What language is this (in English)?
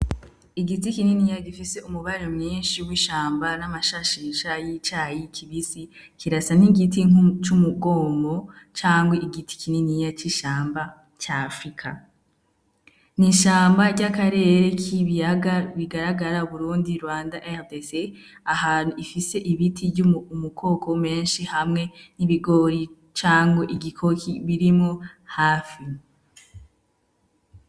Rundi